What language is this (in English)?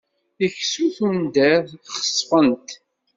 Kabyle